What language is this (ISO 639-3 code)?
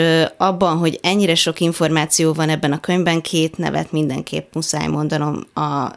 hun